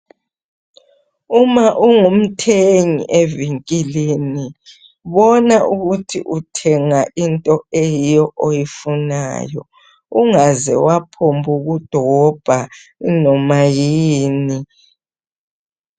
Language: North Ndebele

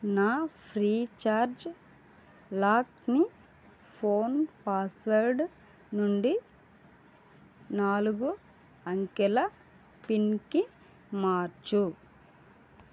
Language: Telugu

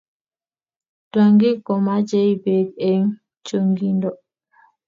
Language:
Kalenjin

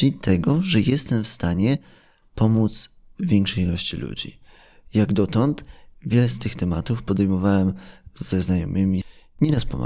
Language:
Polish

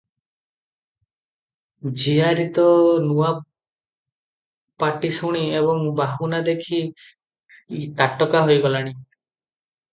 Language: Odia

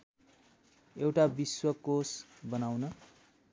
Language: Nepali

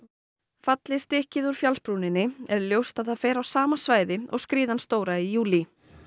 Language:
Icelandic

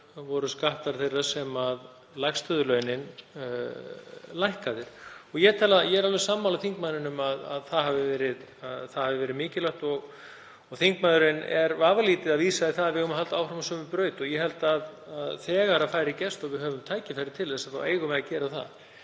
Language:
Icelandic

